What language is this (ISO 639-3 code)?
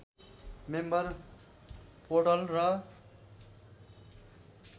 nep